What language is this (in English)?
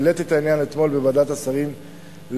Hebrew